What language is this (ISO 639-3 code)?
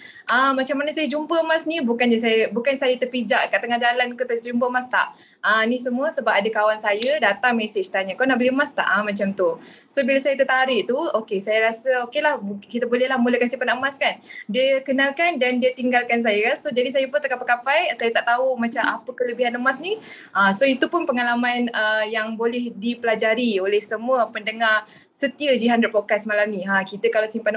msa